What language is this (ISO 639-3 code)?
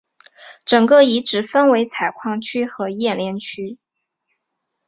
zho